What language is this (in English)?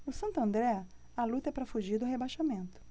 Portuguese